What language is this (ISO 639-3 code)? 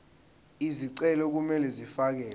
zul